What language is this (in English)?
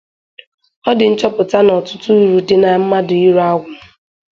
Igbo